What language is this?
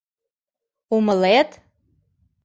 Mari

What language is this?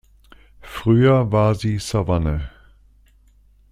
German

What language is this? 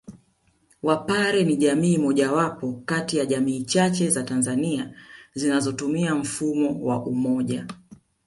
Swahili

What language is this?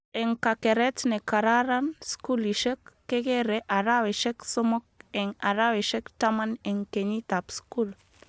Kalenjin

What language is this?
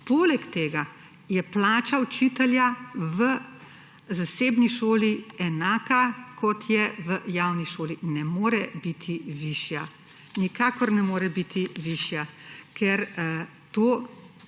Slovenian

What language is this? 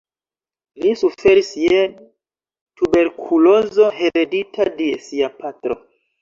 Esperanto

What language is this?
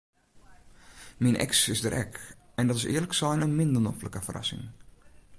Western Frisian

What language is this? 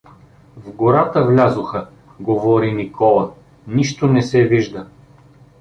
Bulgarian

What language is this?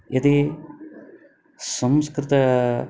Sanskrit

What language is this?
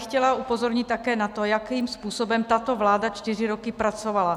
Czech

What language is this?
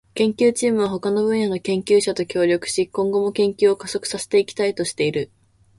Japanese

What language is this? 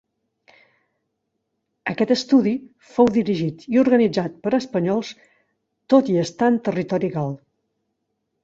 Catalan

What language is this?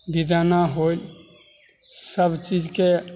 Maithili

